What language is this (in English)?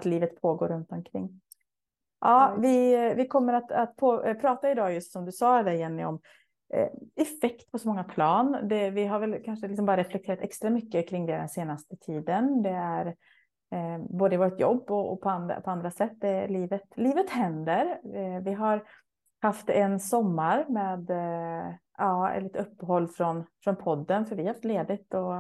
Swedish